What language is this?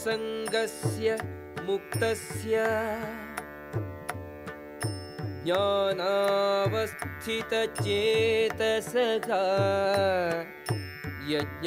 Telugu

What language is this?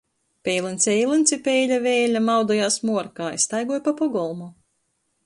Latgalian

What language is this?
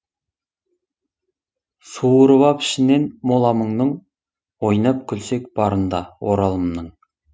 Kazakh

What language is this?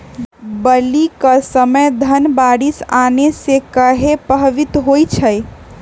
Magahi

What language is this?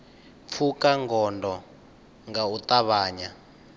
Venda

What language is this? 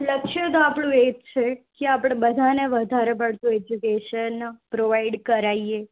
Gujarati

